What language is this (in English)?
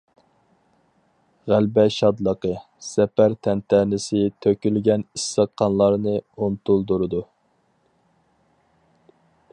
Uyghur